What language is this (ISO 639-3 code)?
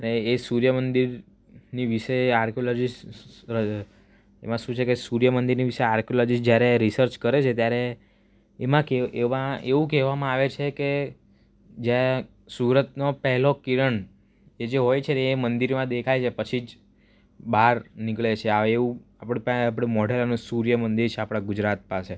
guj